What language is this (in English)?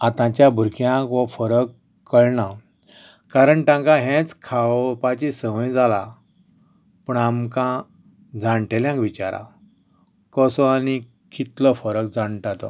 Konkani